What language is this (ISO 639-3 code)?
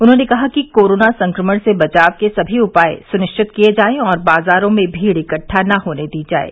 hin